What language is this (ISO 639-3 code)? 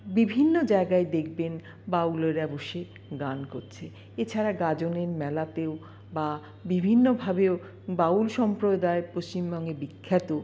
ben